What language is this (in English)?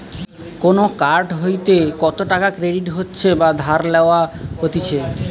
Bangla